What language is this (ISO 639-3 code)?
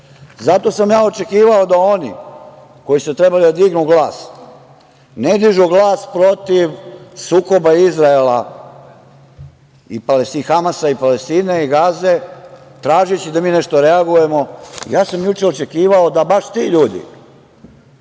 srp